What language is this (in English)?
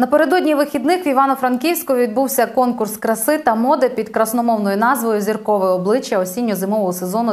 Ukrainian